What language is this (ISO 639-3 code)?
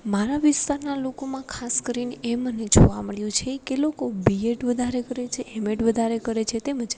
guj